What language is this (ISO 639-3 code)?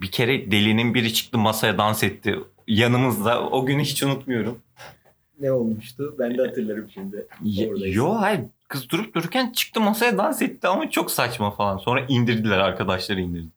tur